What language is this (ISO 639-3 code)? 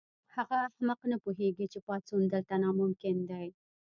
pus